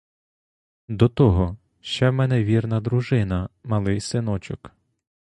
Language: Ukrainian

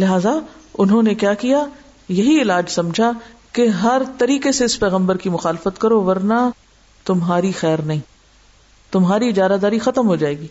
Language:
Urdu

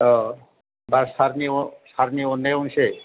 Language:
Bodo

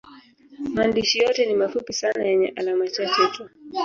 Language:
Swahili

